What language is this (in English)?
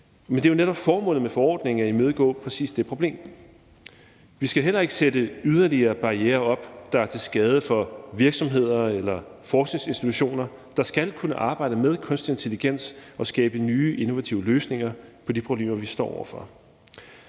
Danish